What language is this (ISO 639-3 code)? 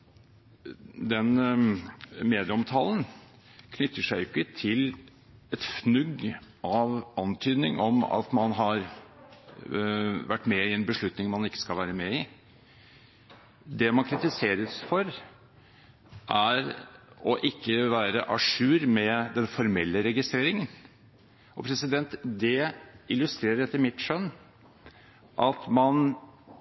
nob